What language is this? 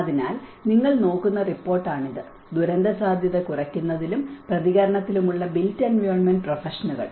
Malayalam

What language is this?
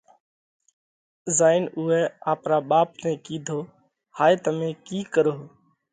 Parkari Koli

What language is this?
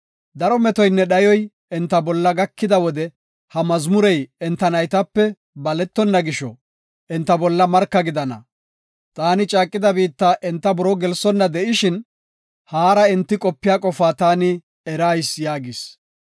Gofa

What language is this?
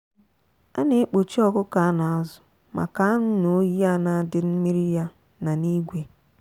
Igbo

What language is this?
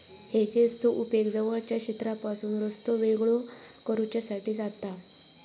Marathi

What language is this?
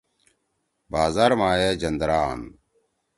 Torwali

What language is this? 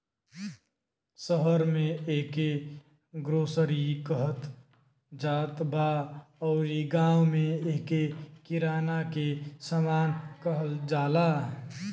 Bhojpuri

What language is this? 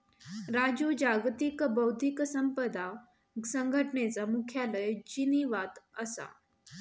Marathi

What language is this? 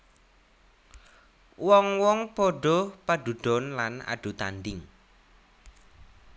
Javanese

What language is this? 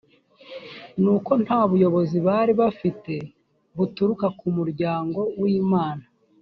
Kinyarwanda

